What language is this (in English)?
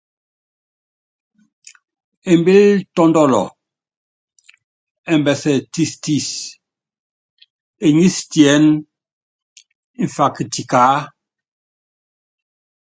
Yangben